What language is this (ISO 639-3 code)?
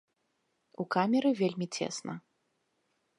bel